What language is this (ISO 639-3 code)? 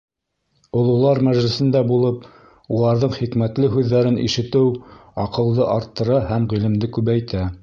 bak